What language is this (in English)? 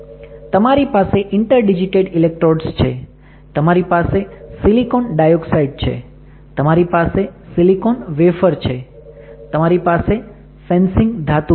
Gujarati